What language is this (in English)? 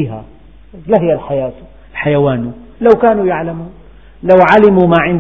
Arabic